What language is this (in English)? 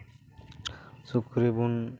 Santali